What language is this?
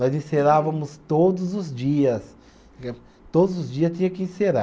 Portuguese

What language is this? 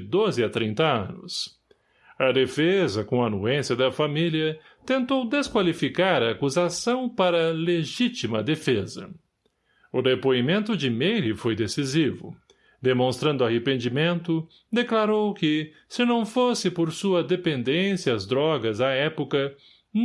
Portuguese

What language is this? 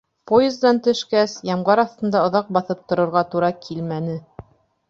Bashkir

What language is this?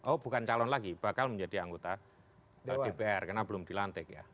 Indonesian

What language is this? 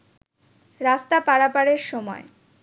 Bangla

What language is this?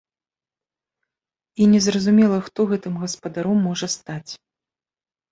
Belarusian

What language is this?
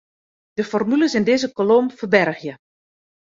Western Frisian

